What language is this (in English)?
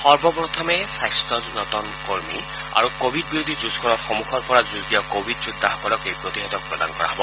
Assamese